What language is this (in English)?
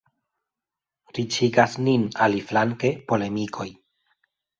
Esperanto